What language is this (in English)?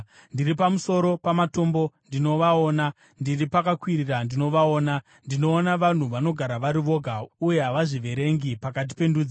Shona